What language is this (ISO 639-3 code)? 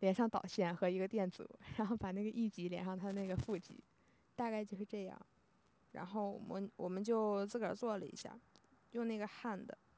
zho